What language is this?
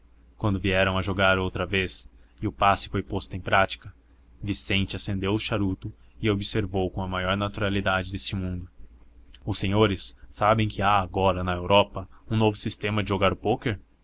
Portuguese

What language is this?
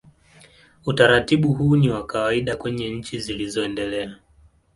Swahili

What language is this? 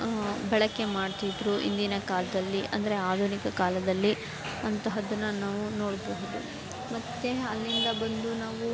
Kannada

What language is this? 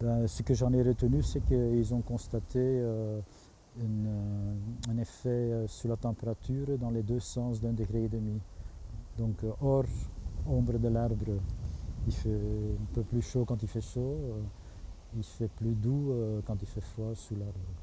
French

